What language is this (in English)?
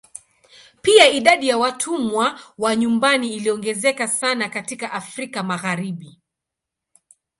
Swahili